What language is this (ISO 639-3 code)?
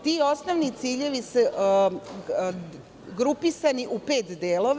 srp